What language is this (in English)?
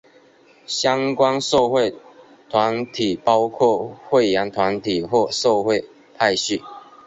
Chinese